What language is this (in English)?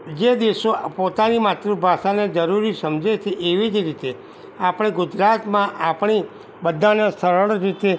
Gujarati